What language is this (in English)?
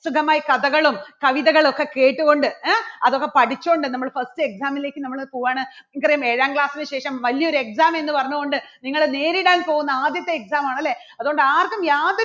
Malayalam